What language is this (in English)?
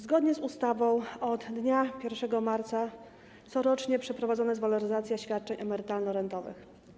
Polish